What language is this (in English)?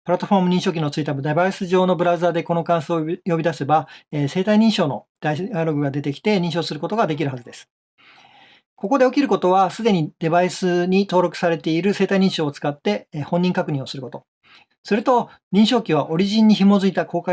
Japanese